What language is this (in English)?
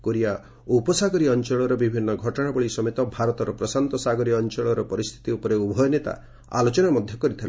Odia